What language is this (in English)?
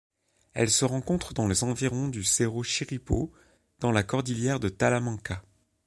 French